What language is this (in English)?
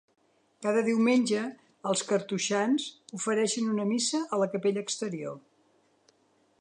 Catalan